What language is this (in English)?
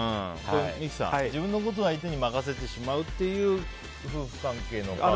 Japanese